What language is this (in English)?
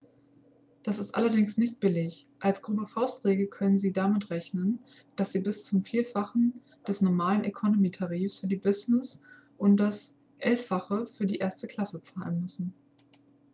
German